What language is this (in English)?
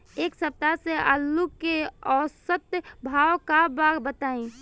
Bhojpuri